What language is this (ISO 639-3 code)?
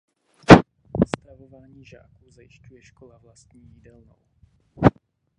ces